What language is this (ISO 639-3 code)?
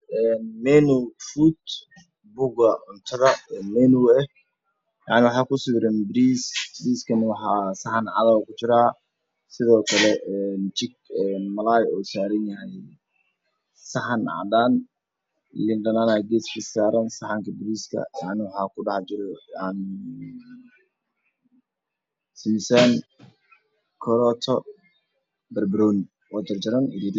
som